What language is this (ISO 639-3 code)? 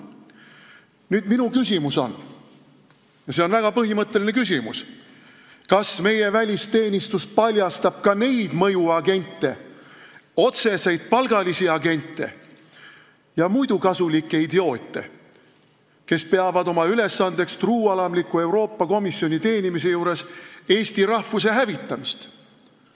est